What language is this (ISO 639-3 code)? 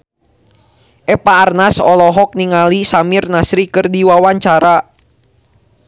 sun